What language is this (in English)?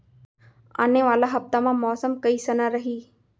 Chhattisgarhi